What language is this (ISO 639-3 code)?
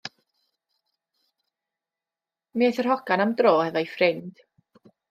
cym